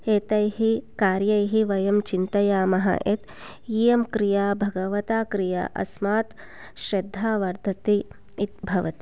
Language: Sanskrit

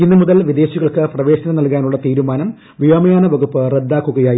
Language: Malayalam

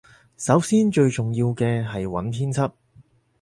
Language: Cantonese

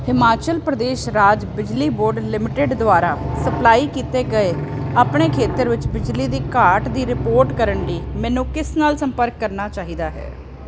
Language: Punjabi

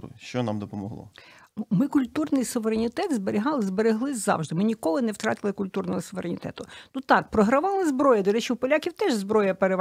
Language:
Ukrainian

